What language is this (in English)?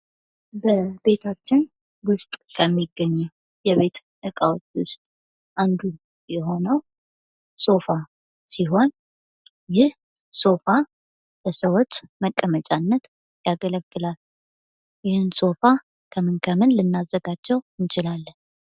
Amharic